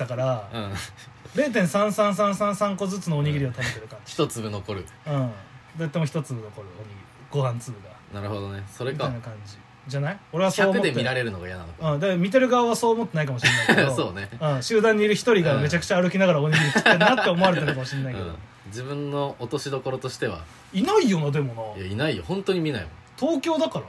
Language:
Japanese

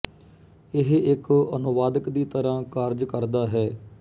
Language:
Punjabi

